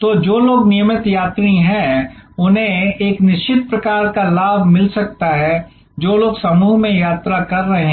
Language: Hindi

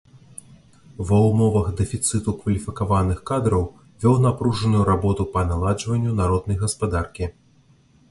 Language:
Belarusian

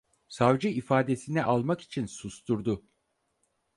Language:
Turkish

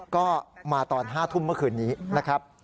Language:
Thai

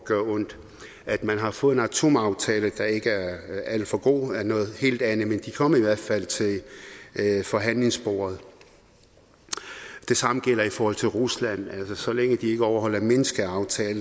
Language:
Danish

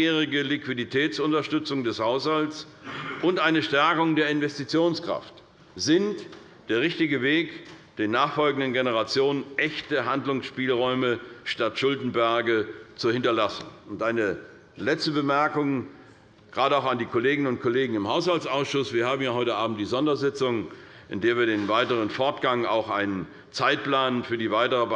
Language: German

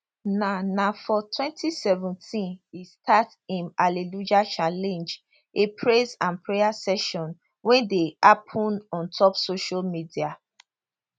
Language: Nigerian Pidgin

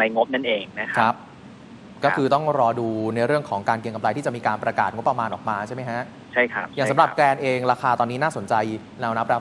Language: Thai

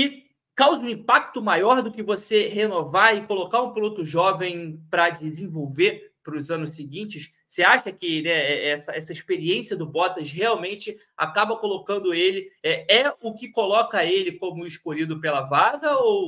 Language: Portuguese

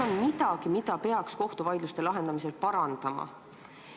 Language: Estonian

